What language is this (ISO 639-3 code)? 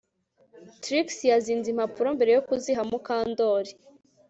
kin